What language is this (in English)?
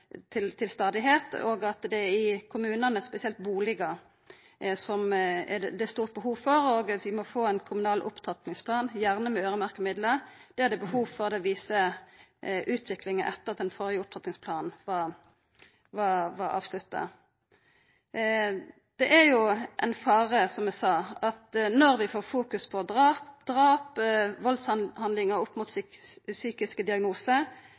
Norwegian Nynorsk